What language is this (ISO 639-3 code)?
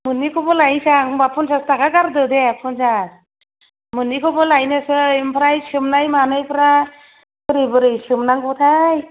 brx